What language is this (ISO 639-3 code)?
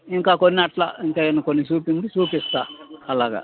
tel